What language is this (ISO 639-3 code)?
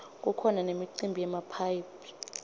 ssw